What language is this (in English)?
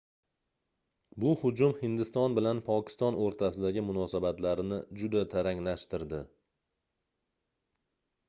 Uzbek